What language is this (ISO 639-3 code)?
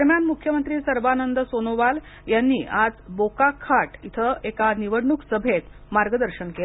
mar